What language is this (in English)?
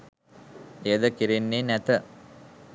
Sinhala